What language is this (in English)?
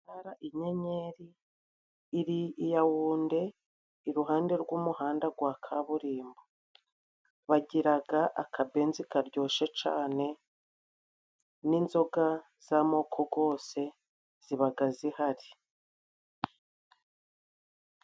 Kinyarwanda